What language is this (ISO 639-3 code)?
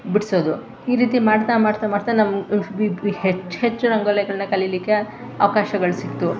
kan